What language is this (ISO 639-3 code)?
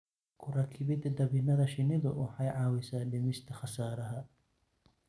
som